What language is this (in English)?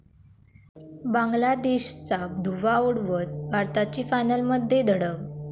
Marathi